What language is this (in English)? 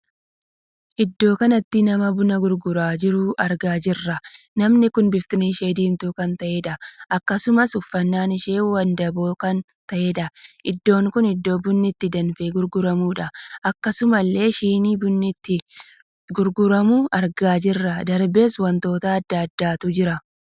Oromo